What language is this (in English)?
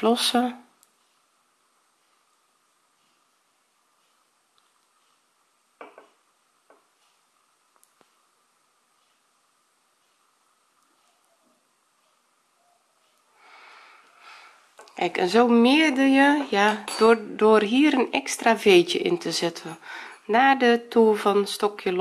Dutch